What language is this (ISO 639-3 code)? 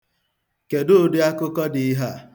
ibo